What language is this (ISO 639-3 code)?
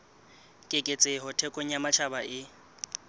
sot